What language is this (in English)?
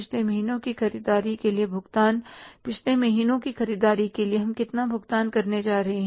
Hindi